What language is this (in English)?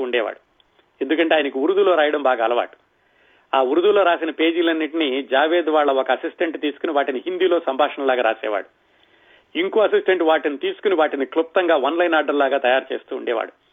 Telugu